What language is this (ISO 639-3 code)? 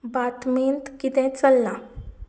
kok